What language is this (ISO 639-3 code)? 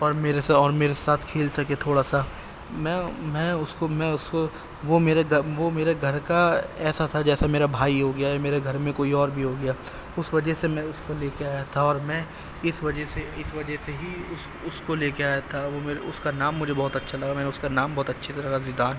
urd